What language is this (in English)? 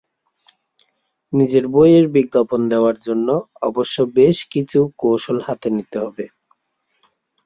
Bangla